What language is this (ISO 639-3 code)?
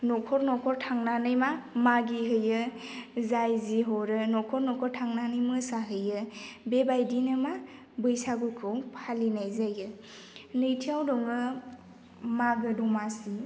brx